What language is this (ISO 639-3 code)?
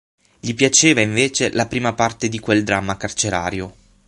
ita